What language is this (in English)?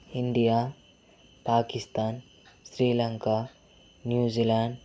Telugu